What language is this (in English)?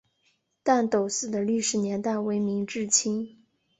Chinese